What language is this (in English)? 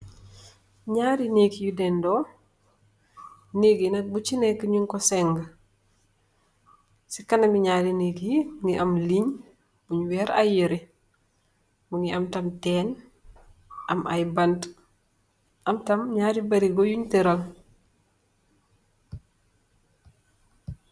Wolof